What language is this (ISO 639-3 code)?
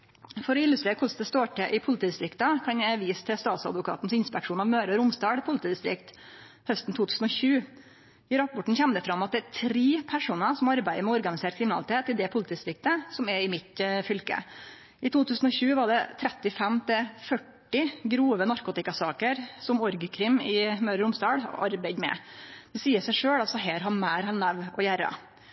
nno